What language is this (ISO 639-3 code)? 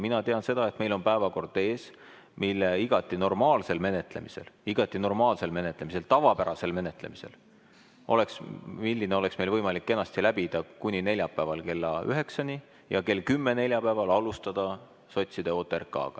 est